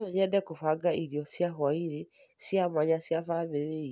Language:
Kikuyu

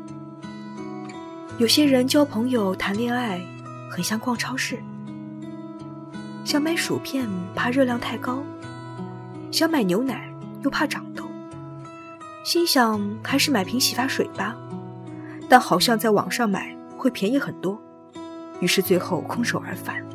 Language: Chinese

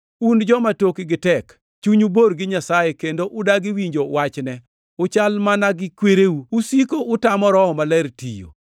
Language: Luo (Kenya and Tanzania)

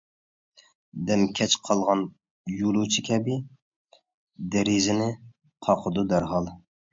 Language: Uyghur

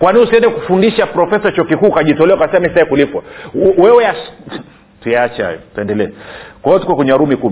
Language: Swahili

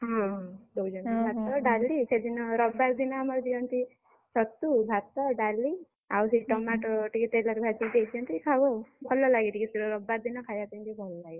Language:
Odia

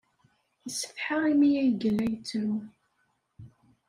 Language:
Kabyle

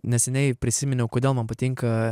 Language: Lithuanian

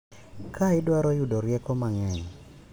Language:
Luo (Kenya and Tanzania)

